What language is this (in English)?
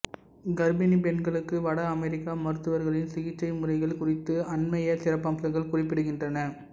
Tamil